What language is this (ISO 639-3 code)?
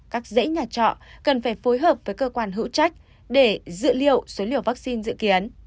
vie